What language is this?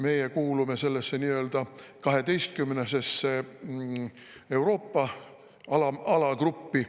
Estonian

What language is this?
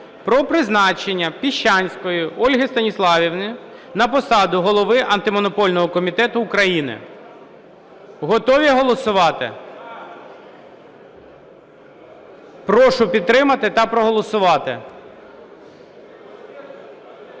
Ukrainian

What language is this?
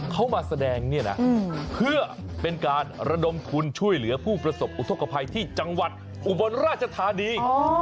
Thai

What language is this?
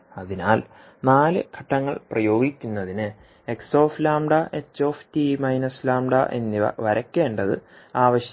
Malayalam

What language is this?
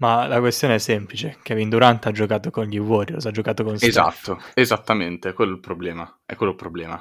Italian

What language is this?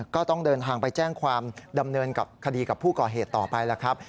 Thai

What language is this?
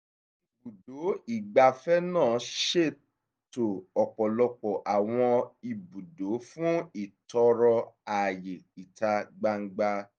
Yoruba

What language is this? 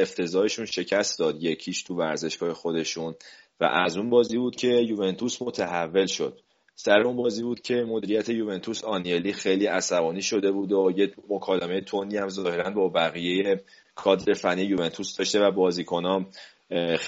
Persian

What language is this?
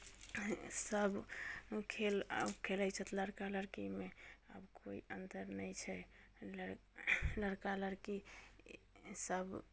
Maithili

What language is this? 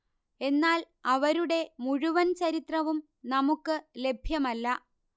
Malayalam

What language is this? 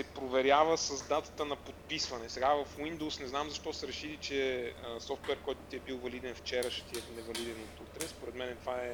Bulgarian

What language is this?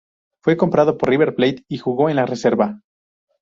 Spanish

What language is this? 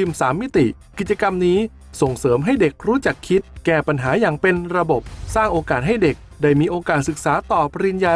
Thai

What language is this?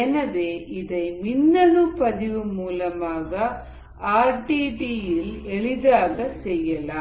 Tamil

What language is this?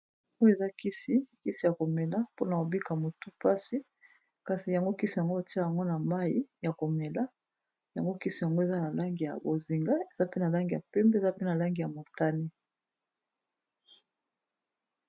Lingala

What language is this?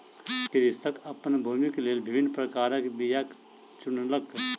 Maithili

